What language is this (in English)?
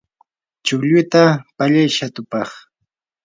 Yanahuanca Pasco Quechua